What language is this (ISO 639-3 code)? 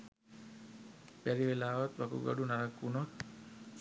sin